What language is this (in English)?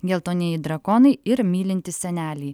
Lithuanian